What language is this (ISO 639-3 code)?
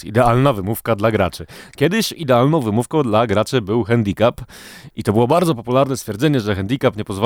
pol